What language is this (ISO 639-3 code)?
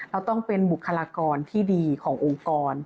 tha